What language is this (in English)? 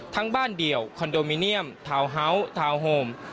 Thai